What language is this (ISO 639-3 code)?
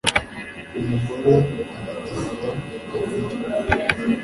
kin